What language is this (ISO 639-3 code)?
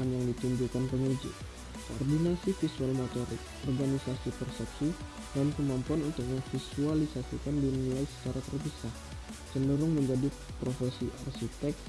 ind